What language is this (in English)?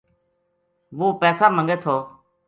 Gujari